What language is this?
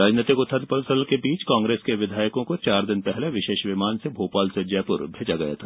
Hindi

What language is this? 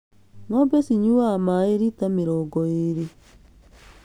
Kikuyu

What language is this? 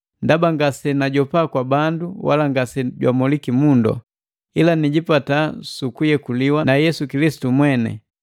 Matengo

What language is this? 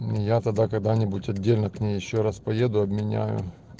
Russian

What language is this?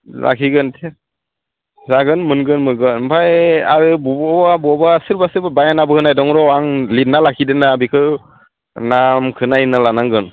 Bodo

